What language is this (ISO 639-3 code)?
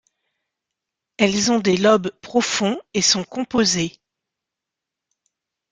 fra